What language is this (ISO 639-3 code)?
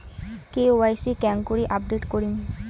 ben